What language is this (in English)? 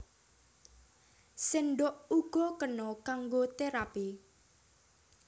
Javanese